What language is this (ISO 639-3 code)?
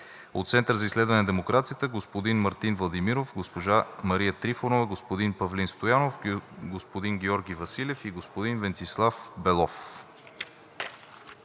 bul